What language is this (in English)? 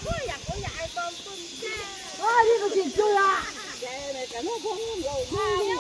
Thai